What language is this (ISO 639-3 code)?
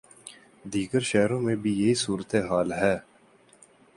urd